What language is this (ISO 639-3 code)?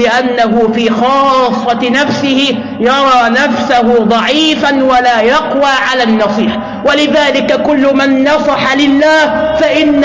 ara